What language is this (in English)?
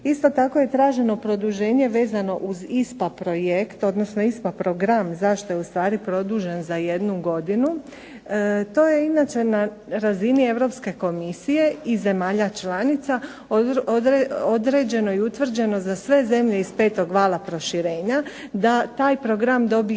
Croatian